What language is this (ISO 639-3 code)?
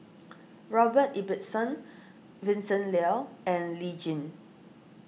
eng